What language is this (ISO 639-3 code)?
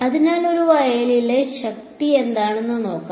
mal